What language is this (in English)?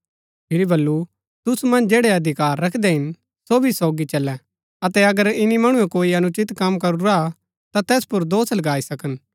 Gaddi